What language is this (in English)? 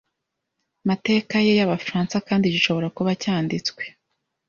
Kinyarwanda